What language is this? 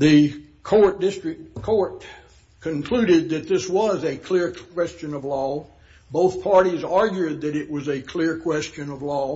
English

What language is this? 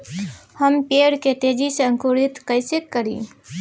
Bhojpuri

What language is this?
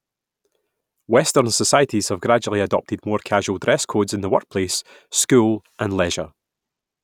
English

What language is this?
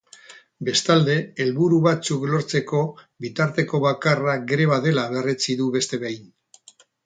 Basque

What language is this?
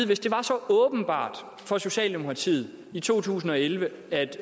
Danish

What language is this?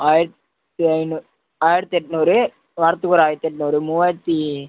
Tamil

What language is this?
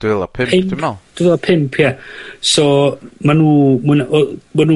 Welsh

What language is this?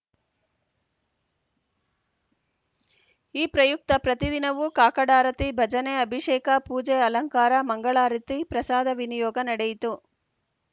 Kannada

